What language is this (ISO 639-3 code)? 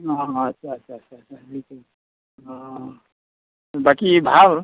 asm